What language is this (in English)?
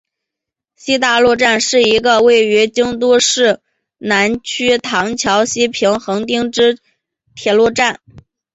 Chinese